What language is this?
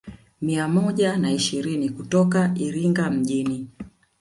Swahili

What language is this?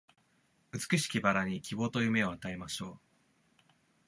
Japanese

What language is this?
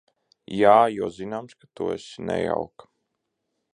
Latvian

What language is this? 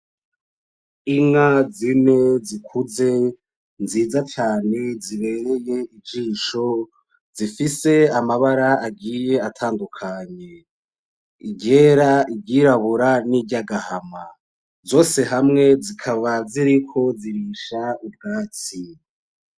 Rundi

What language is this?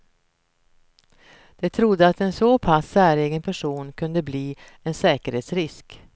Swedish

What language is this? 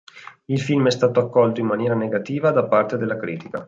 Italian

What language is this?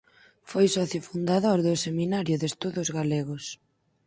Galician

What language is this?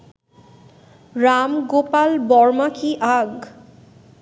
Bangla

